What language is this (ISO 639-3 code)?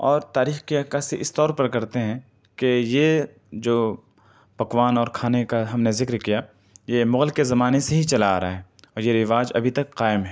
urd